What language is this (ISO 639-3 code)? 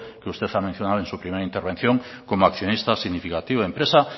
spa